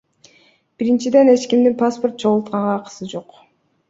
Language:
Kyrgyz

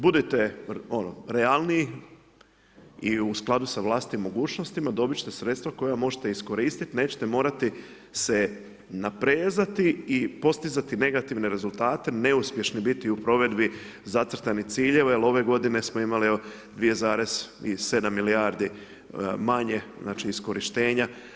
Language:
Croatian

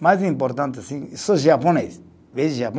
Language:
Portuguese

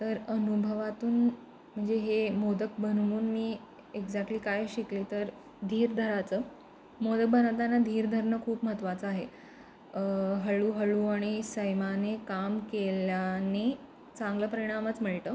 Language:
Marathi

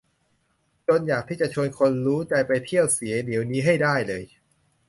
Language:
Thai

